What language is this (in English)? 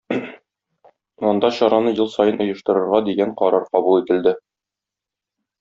Tatar